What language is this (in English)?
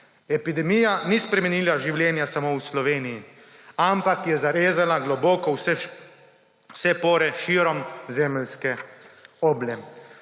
Slovenian